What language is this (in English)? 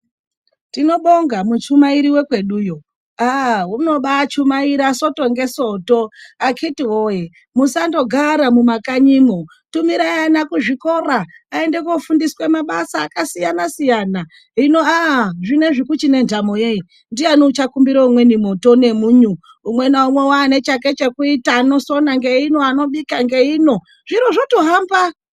Ndau